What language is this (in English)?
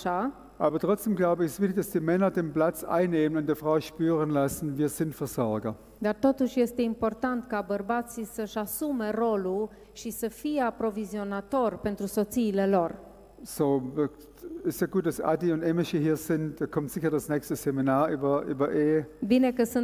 Romanian